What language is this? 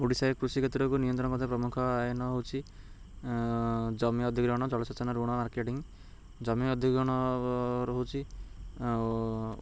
Odia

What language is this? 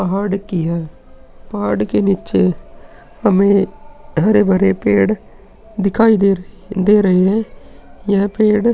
Hindi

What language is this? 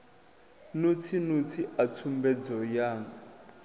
Venda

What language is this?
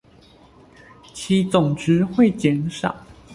Chinese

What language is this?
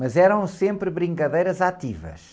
Portuguese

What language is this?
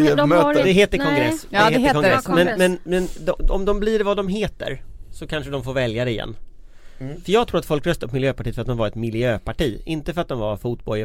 Swedish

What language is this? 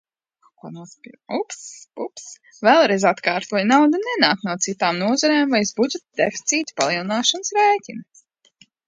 Latvian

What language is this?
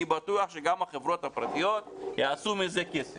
Hebrew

